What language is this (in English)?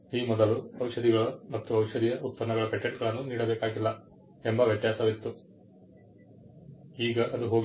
Kannada